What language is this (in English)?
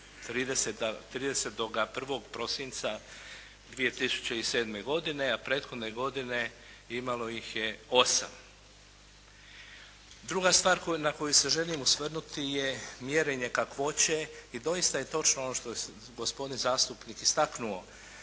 Croatian